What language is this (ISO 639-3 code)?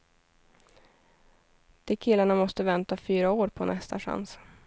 swe